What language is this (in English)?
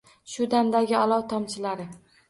Uzbek